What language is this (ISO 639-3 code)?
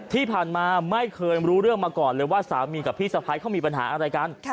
tha